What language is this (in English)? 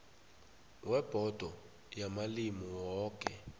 South Ndebele